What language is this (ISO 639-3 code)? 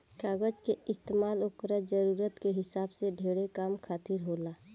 bho